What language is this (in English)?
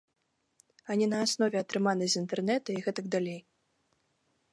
Belarusian